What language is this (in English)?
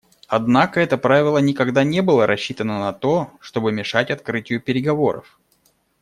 Russian